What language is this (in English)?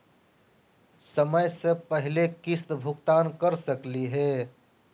Magahi